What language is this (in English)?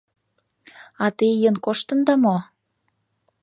Mari